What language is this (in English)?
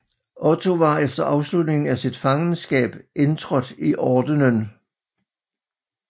Danish